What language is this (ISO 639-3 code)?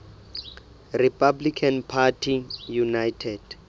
sot